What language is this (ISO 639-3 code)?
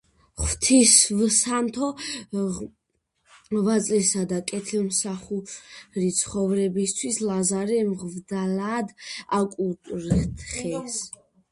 kat